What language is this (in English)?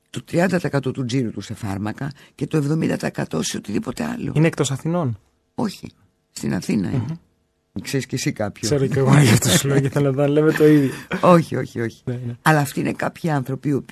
Greek